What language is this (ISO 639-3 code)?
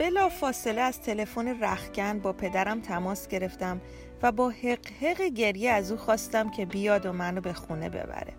fas